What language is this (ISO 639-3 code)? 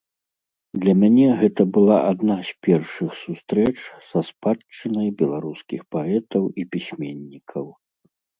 bel